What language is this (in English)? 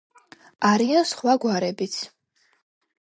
Georgian